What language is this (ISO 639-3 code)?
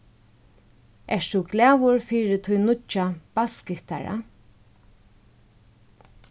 fao